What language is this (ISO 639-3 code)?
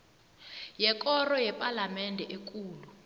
nbl